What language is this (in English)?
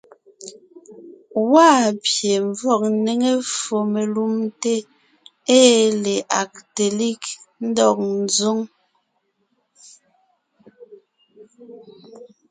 Ngiemboon